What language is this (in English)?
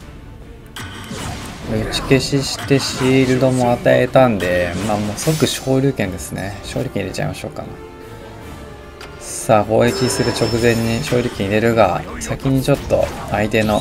Japanese